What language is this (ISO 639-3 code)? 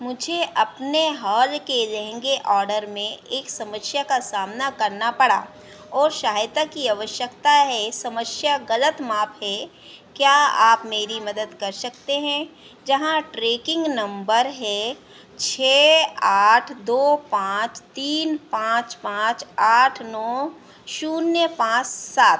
hin